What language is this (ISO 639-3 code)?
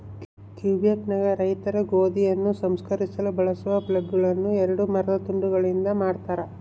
kan